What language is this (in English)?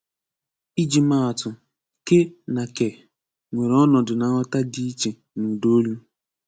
Igbo